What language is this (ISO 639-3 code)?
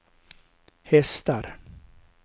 swe